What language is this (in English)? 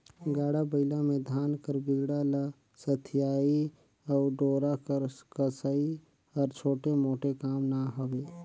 Chhattisgarhi